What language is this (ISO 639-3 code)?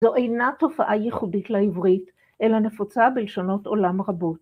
heb